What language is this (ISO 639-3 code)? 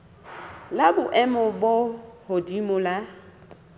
sot